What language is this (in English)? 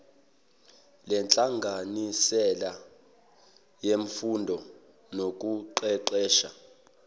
Zulu